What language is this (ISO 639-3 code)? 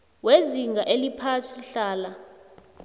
nbl